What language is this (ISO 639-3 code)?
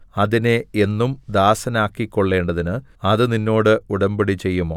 mal